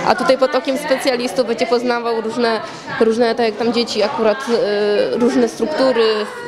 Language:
Polish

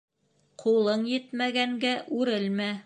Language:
Bashkir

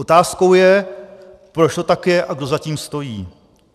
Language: Czech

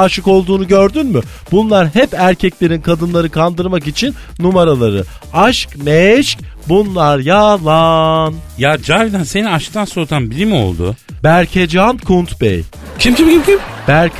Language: Turkish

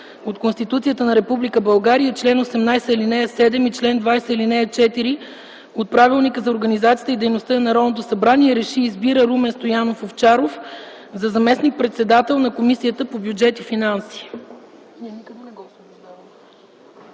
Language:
Bulgarian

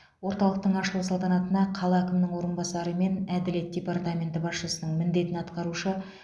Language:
Kazakh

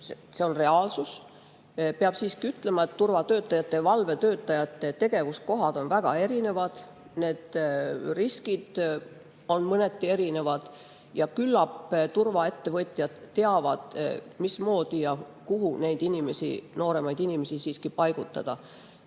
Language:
Estonian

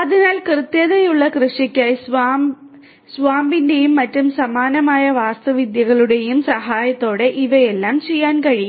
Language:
Malayalam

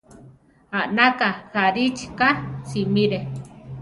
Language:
Central Tarahumara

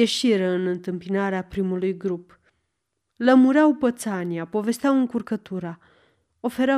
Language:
Romanian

